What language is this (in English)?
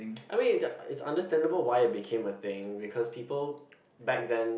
English